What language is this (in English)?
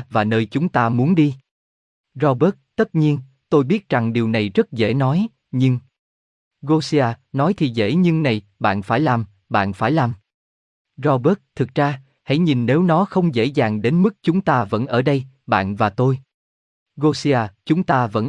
Vietnamese